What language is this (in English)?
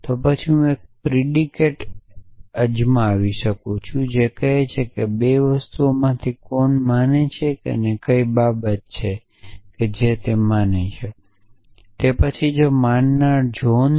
Gujarati